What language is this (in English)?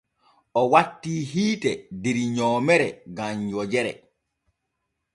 Borgu Fulfulde